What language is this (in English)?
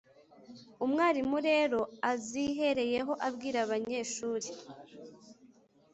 Kinyarwanda